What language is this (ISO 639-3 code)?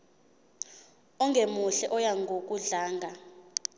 zul